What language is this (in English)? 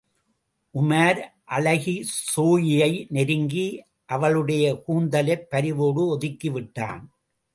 Tamil